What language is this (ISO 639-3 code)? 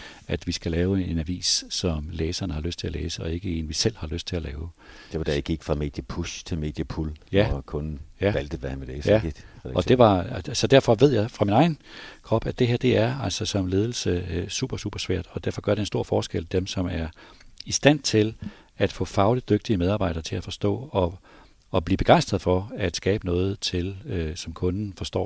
dan